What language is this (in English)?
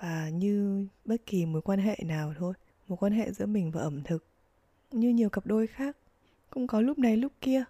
Vietnamese